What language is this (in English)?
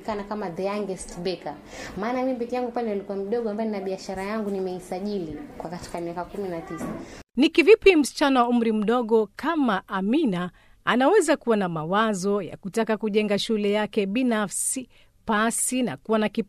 Swahili